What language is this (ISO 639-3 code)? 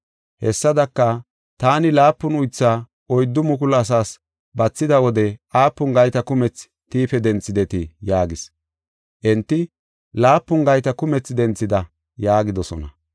gof